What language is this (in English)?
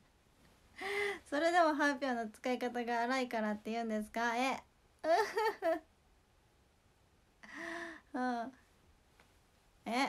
Japanese